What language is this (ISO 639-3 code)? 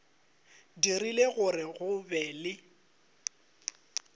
nso